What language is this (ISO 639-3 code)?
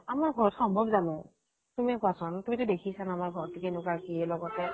asm